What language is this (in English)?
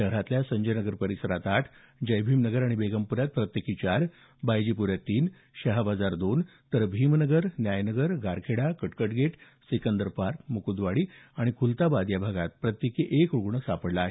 Marathi